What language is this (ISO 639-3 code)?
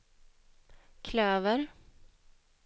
swe